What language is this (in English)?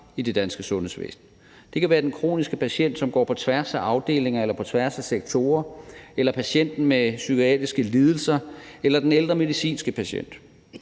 Danish